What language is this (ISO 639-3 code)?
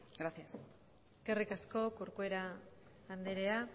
eus